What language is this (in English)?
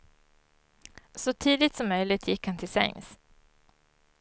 Swedish